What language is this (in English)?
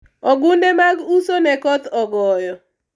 Luo (Kenya and Tanzania)